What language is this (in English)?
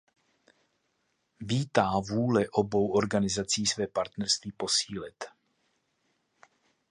Czech